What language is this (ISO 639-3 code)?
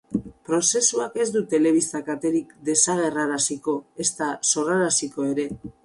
eus